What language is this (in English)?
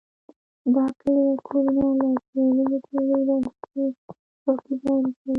Pashto